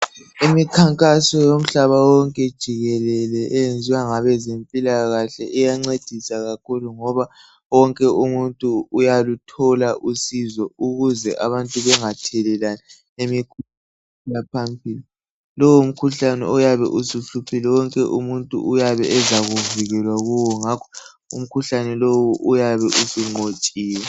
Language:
North Ndebele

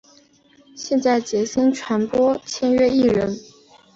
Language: Chinese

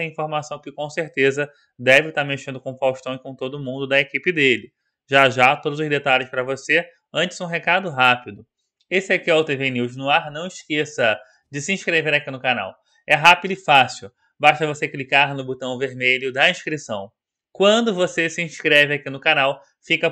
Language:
Portuguese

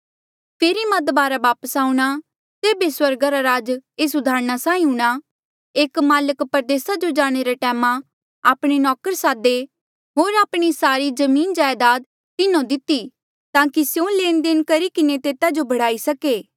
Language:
Mandeali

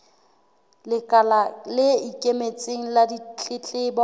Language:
Southern Sotho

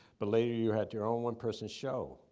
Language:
English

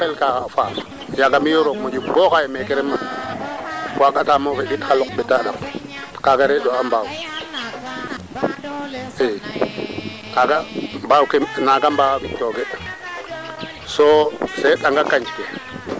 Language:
Serer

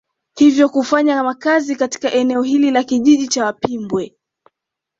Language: Swahili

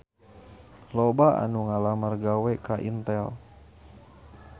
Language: Sundanese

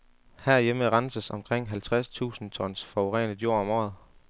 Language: Danish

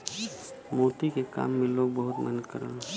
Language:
Bhojpuri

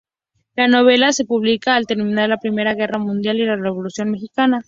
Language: Spanish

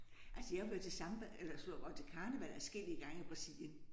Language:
Danish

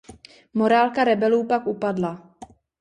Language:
Czech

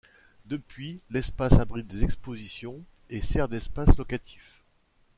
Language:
French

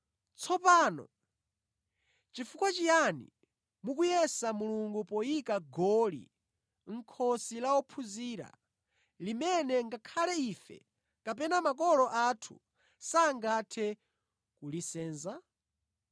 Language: Nyanja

